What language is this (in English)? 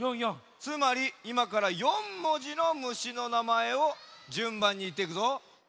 Japanese